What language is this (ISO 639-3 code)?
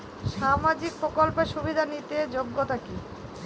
ben